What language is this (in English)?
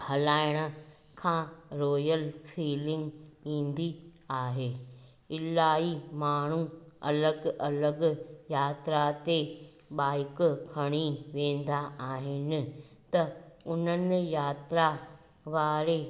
Sindhi